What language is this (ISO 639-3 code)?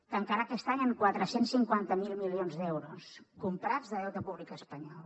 cat